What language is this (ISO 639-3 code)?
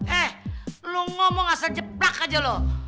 ind